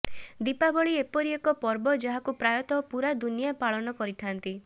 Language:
Odia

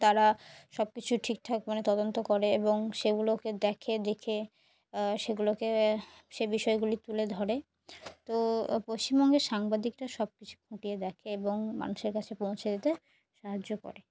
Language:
Bangla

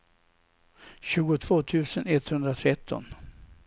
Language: Swedish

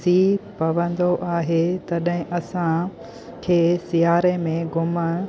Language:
Sindhi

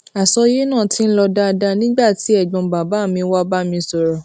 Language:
Yoruba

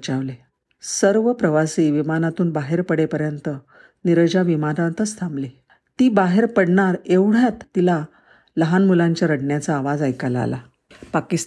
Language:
Marathi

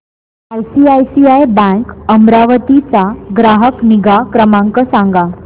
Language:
Marathi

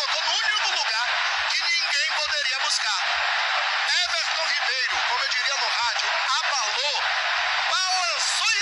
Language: Portuguese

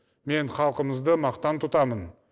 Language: Kazakh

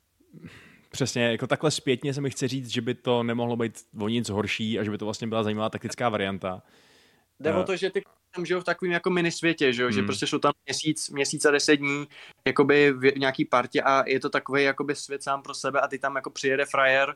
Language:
Czech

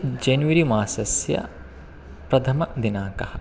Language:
Sanskrit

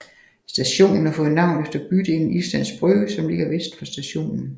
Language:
Danish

